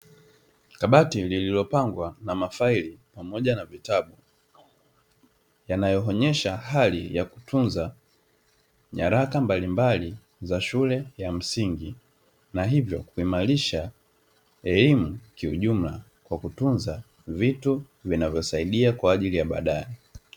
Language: Swahili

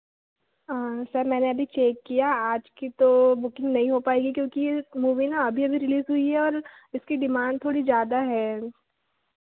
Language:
Hindi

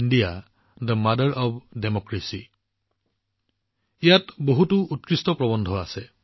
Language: Assamese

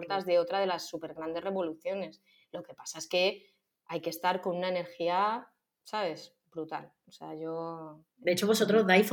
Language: Spanish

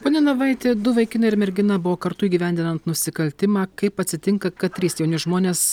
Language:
Lithuanian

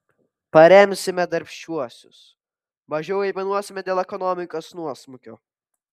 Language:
Lithuanian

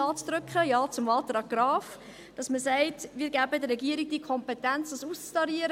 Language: Swiss German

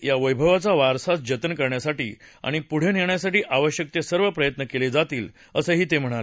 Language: Marathi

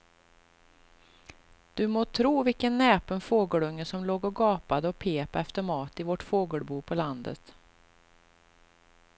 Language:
Swedish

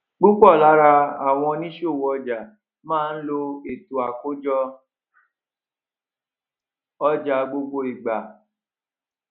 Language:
Yoruba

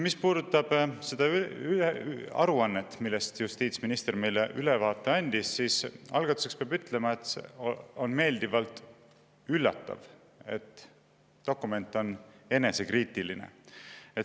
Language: Estonian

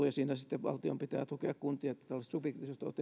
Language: Finnish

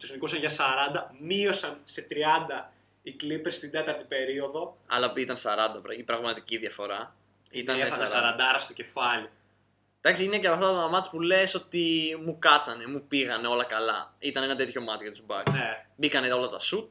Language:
Greek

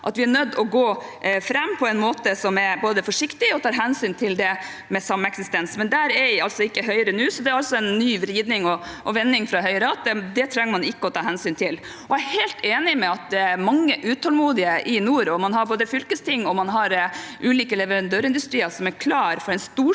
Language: Norwegian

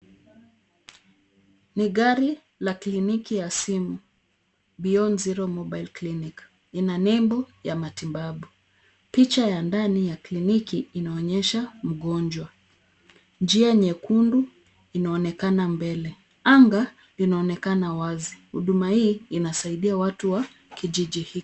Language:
Swahili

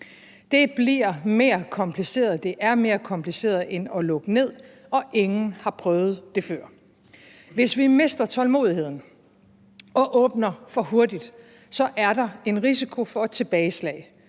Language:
Danish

